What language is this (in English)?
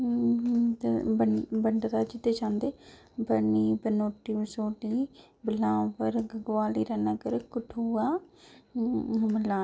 Dogri